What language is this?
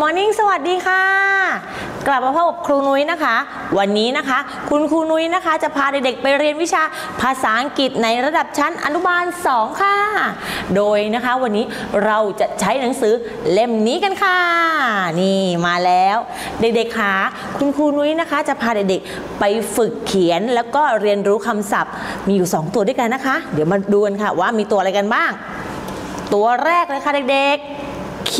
Thai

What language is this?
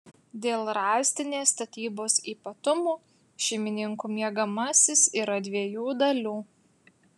Lithuanian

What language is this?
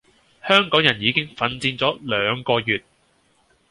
Cantonese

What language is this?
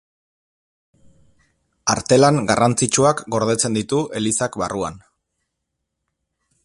Basque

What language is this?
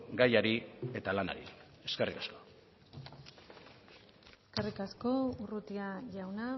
Basque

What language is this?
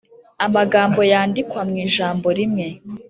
Kinyarwanda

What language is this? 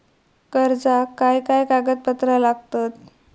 Marathi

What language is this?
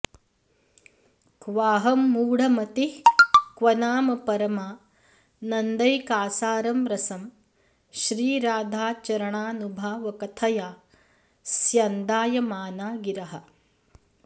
Sanskrit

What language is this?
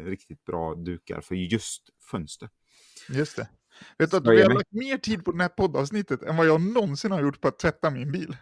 Swedish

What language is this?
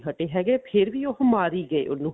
Punjabi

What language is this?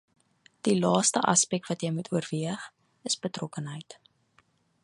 Afrikaans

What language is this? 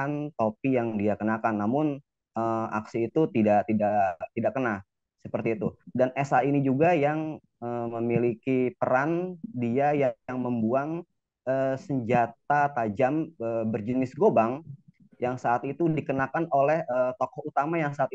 Indonesian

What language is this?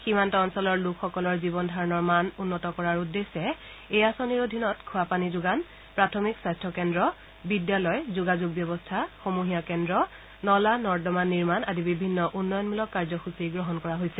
Assamese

